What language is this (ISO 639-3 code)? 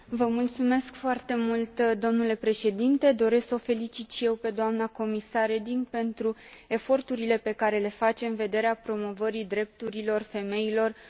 ron